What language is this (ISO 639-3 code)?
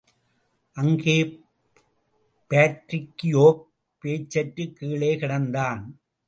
tam